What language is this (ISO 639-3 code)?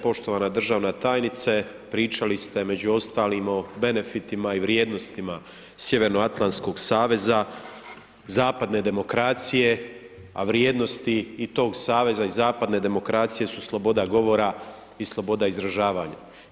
hrv